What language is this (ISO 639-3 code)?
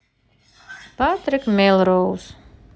rus